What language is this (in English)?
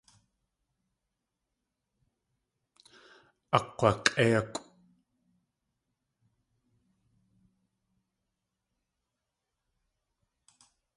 Tlingit